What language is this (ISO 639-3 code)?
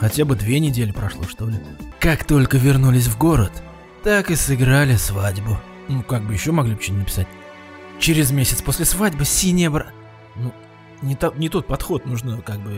rus